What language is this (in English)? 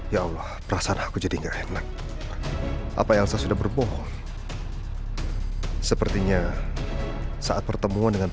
Indonesian